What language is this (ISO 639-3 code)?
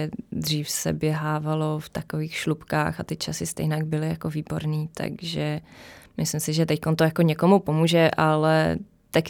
ces